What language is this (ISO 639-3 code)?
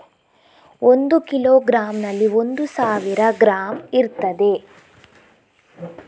kan